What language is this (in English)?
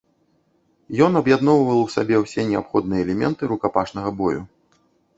Belarusian